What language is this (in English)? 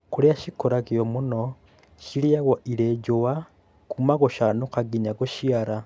Kikuyu